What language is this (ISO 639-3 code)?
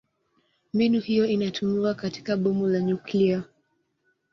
swa